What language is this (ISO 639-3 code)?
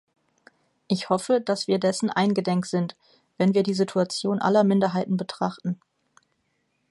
deu